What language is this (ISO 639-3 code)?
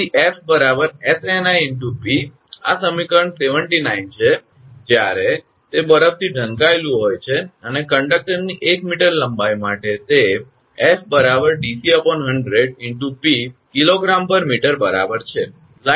guj